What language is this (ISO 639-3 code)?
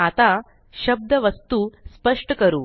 mar